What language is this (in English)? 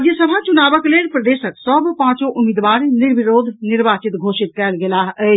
Maithili